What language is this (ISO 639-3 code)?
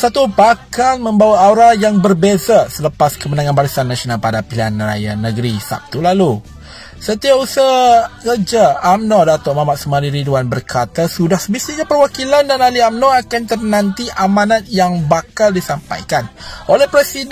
msa